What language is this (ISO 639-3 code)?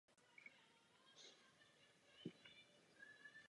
ces